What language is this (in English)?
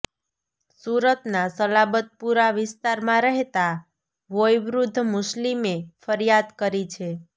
Gujarati